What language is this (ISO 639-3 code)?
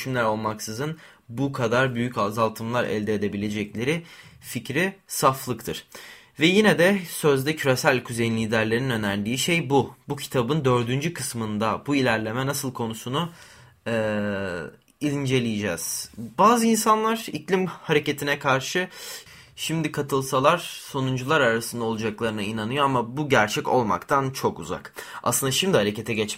tur